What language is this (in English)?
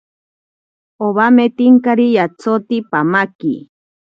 Ashéninka Perené